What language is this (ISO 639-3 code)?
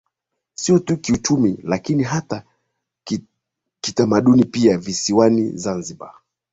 swa